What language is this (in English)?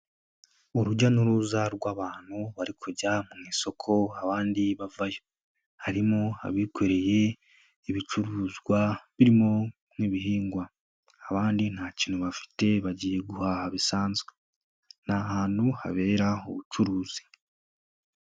Kinyarwanda